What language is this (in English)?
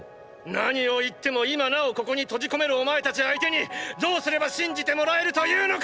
Japanese